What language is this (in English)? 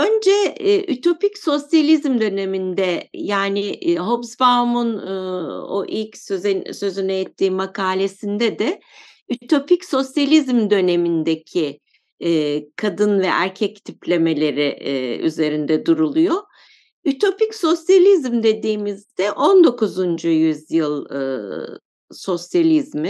Turkish